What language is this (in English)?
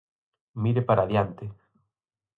Galician